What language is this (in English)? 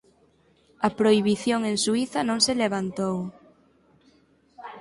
Galician